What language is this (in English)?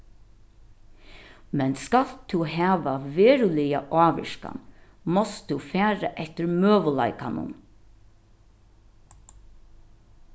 Faroese